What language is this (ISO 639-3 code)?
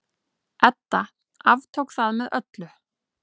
isl